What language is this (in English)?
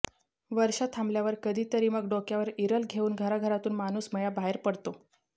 Marathi